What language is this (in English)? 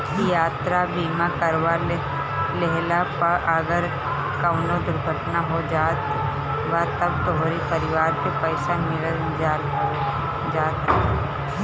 Bhojpuri